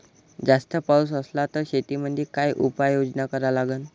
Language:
Marathi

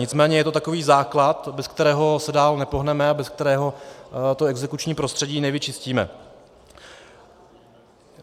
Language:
Czech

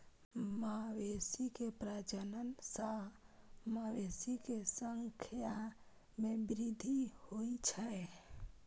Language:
Maithili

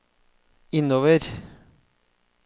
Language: Norwegian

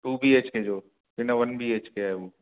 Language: Sindhi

